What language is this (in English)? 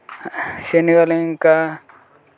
Telugu